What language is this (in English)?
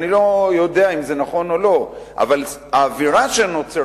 Hebrew